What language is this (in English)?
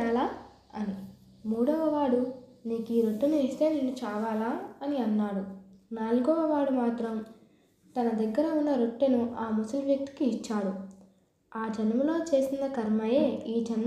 Telugu